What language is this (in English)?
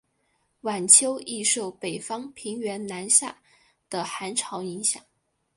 Chinese